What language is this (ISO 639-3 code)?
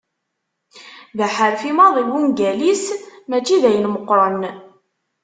kab